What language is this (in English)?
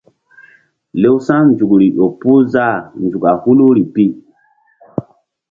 Mbum